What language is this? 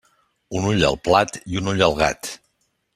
Catalan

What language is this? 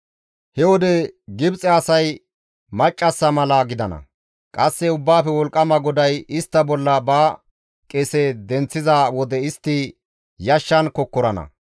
Gamo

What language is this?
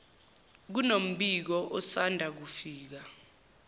Zulu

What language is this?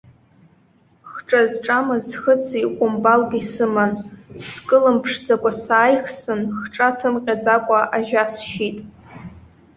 Abkhazian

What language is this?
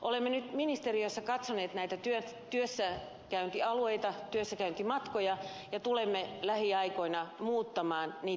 Finnish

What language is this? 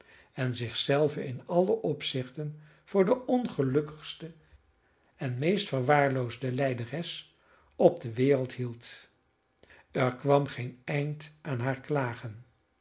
Dutch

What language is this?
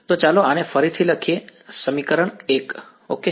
Gujarati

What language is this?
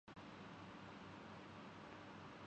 Urdu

